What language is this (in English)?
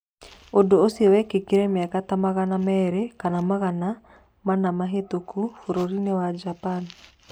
Kikuyu